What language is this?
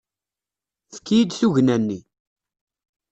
Kabyle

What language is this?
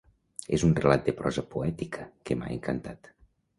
Catalan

